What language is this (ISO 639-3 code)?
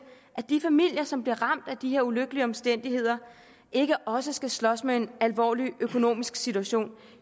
dan